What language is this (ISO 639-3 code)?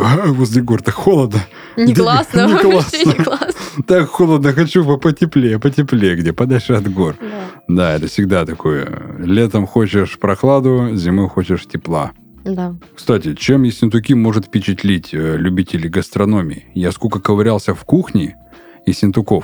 rus